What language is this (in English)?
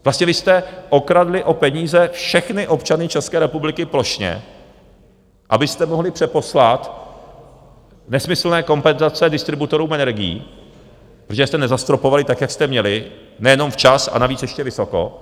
Czech